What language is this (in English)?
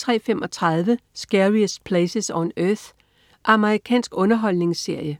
Danish